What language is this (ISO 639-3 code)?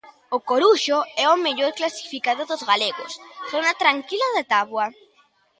glg